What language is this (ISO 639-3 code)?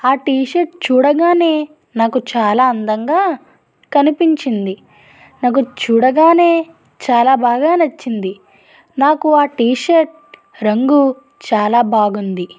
tel